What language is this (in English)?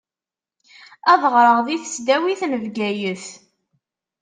Kabyle